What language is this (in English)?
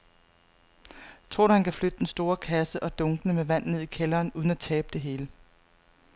Danish